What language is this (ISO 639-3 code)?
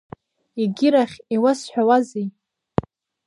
abk